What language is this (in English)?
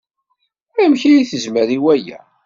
Kabyle